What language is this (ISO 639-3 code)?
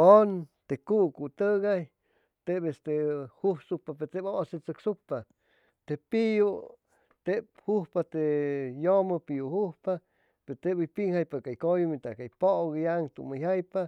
zoh